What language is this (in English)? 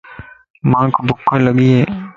Lasi